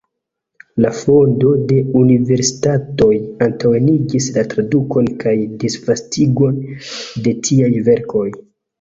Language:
Esperanto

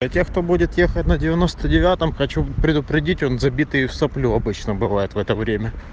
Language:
Russian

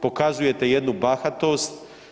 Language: Croatian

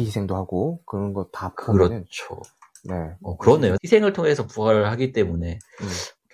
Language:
Korean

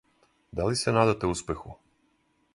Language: Serbian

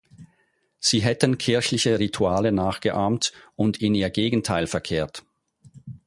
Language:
German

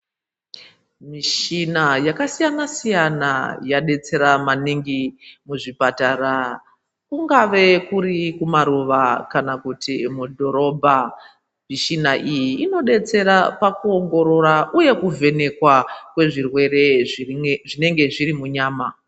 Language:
Ndau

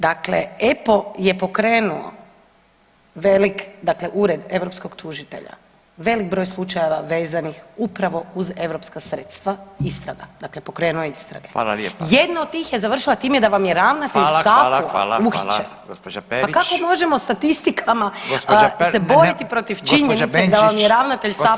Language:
Croatian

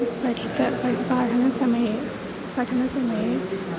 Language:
Sanskrit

